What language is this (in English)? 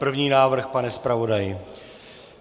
Czech